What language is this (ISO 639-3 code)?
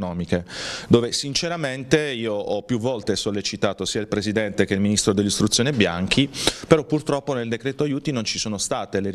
ita